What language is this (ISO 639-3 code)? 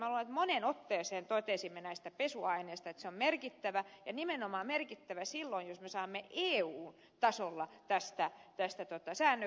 fin